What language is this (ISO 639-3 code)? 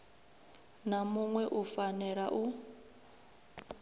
ven